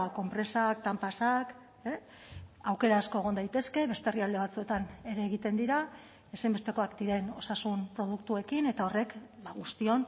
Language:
Basque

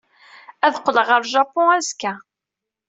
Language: Kabyle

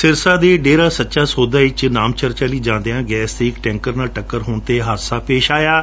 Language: Punjabi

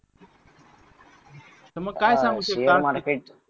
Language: Marathi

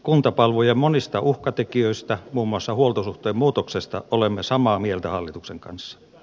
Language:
Finnish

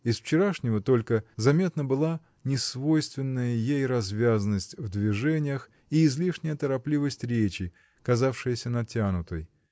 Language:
Russian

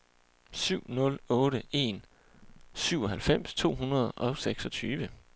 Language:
Danish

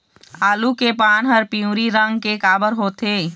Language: Chhattisgarhi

